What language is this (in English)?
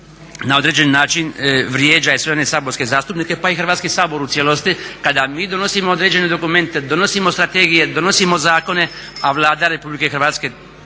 Croatian